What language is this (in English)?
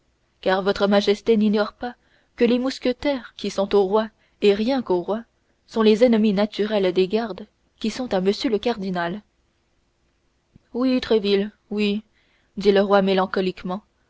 French